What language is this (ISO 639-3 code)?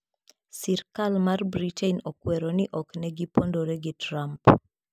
luo